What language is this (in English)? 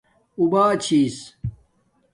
Domaaki